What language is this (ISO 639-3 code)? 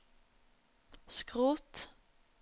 nor